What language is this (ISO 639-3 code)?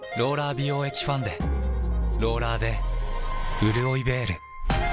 jpn